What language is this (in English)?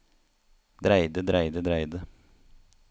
Norwegian